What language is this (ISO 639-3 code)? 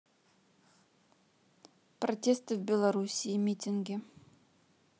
rus